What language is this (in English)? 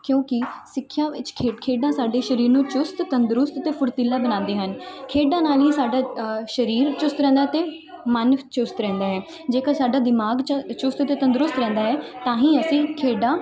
Punjabi